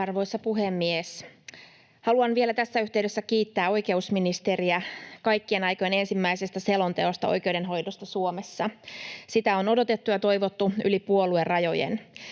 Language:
Finnish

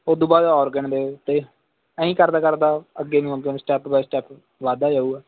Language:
Punjabi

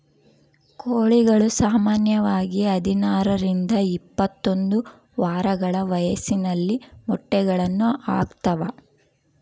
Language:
Kannada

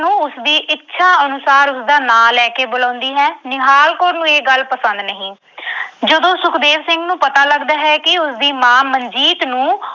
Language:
Punjabi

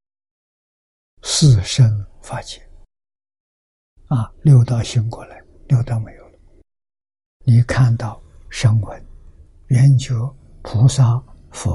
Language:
Chinese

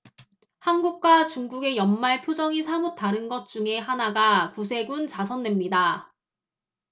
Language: Korean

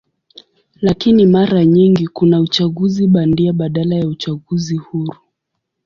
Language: Swahili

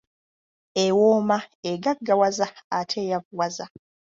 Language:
Ganda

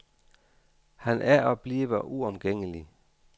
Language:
Danish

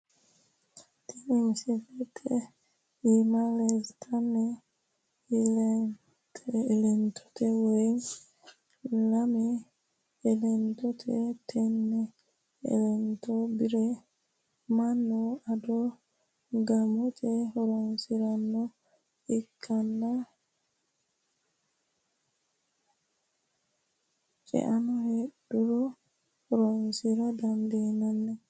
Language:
Sidamo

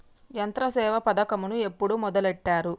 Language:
Telugu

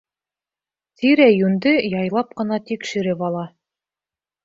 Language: Bashkir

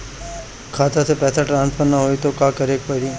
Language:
Bhojpuri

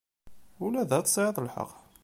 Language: Kabyle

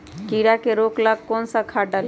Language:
Magahi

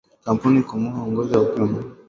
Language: Swahili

